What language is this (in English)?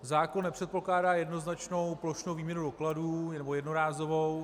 Czech